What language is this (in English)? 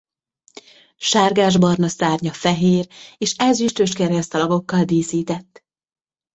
Hungarian